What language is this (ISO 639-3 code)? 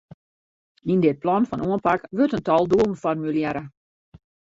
fry